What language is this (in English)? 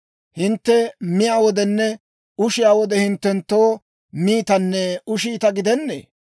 Dawro